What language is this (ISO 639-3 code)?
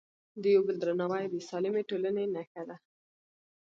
pus